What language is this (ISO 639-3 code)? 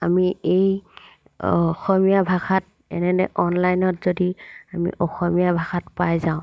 asm